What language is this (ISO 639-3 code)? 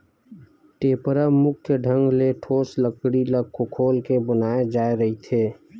hne